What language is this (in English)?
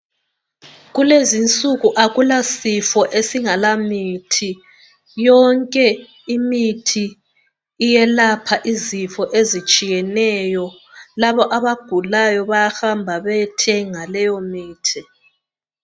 North Ndebele